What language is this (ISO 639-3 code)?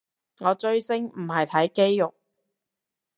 yue